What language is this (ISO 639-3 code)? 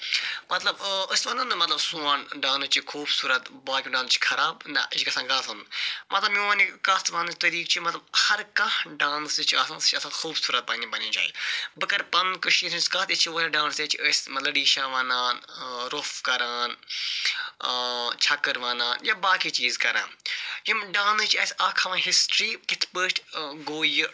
kas